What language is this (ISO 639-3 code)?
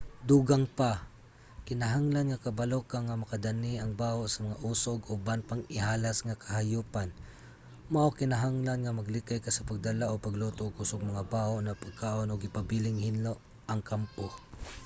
ceb